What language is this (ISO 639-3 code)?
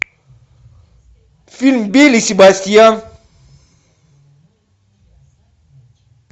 rus